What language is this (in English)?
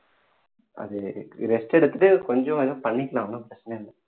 Tamil